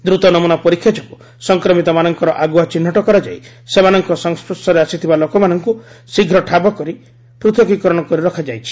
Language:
Odia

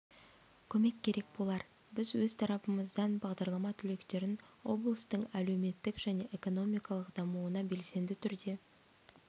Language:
Kazakh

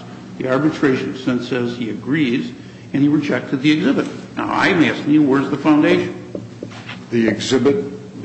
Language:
English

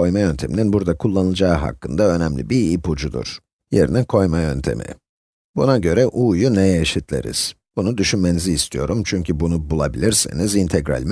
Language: Turkish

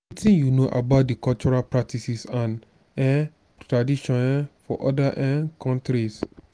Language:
Nigerian Pidgin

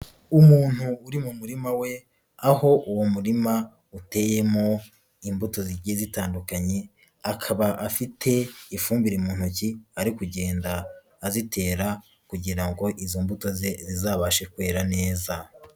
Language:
Kinyarwanda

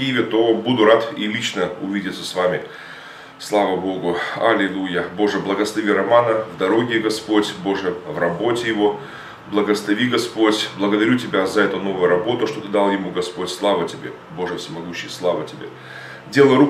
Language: Russian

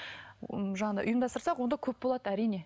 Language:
Kazakh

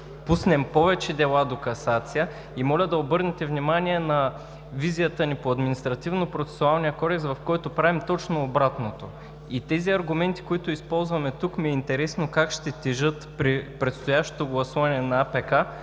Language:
Bulgarian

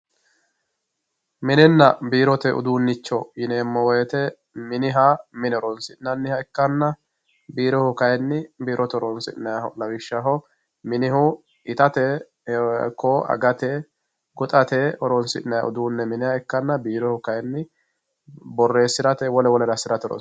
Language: Sidamo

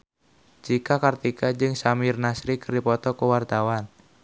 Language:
Sundanese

